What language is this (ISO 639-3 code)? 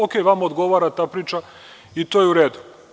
srp